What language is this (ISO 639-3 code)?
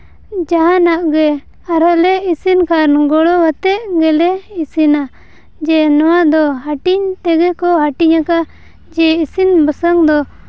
sat